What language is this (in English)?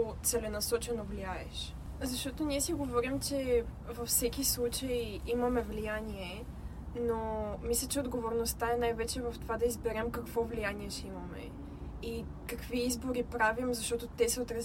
Bulgarian